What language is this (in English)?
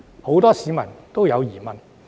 Cantonese